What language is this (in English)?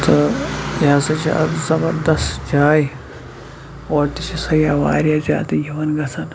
Kashmiri